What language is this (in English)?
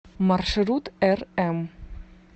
Russian